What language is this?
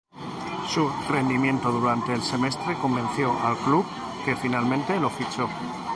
Spanish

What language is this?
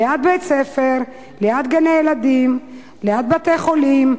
Hebrew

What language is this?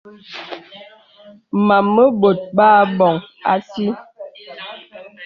Bebele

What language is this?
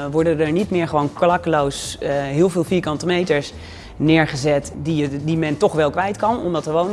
Dutch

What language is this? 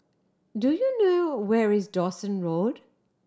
English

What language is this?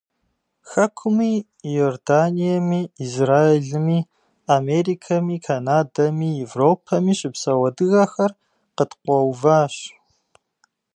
Kabardian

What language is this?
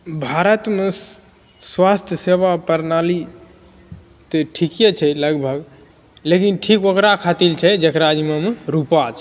Maithili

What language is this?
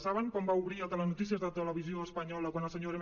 Catalan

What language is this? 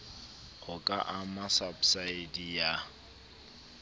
Southern Sotho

